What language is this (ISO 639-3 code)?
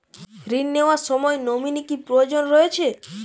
ben